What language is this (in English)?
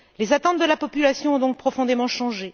French